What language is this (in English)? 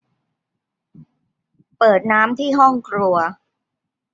Thai